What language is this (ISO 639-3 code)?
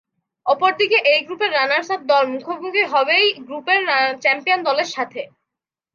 ben